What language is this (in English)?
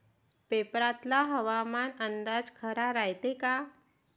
Marathi